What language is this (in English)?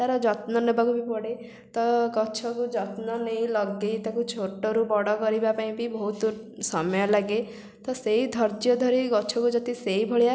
Odia